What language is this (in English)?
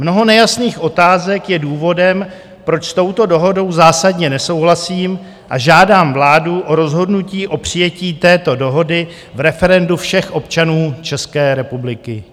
Czech